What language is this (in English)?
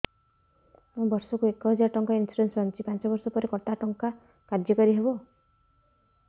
Odia